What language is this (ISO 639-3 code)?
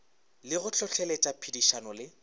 nso